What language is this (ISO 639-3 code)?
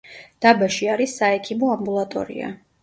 kat